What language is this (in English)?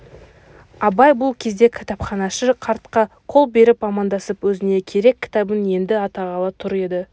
Kazakh